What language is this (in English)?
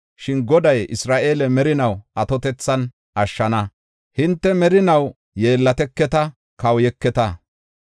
Gofa